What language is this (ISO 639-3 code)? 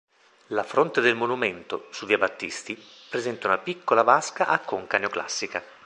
ita